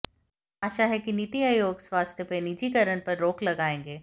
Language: Hindi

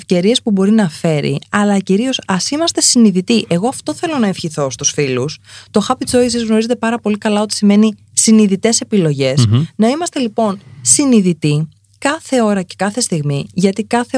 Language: Greek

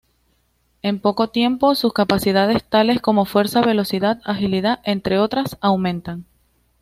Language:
Spanish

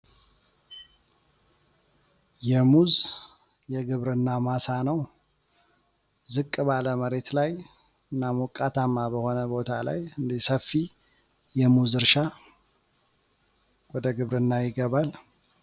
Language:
Amharic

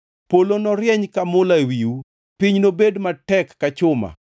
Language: Luo (Kenya and Tanzania)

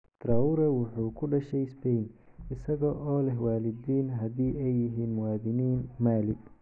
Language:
Somali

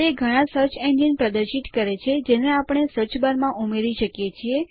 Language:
Gujarati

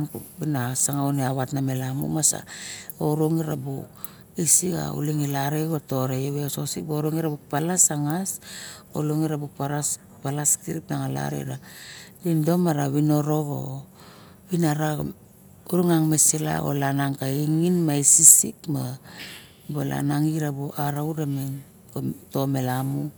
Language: Barok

